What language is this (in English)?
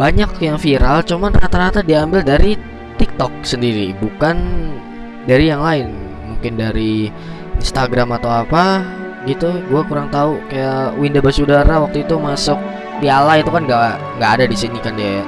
Indonesian